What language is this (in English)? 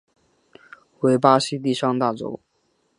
Chinese